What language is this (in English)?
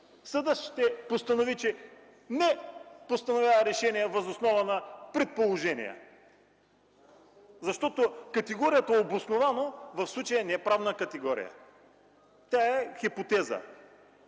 Bulgarian